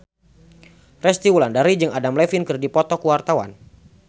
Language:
Sundanese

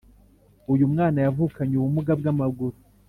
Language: Kinyarwanda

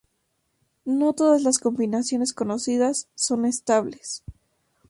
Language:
Spanish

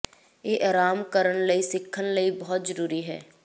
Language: Punjabi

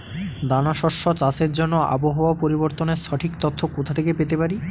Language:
Bangla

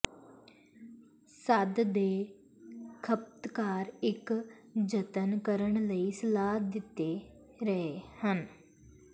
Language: Punjabi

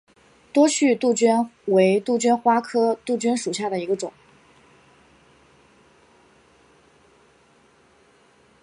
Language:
Chinese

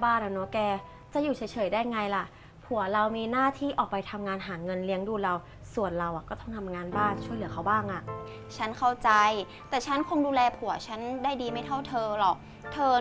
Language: Thai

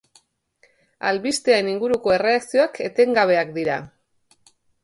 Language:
Basque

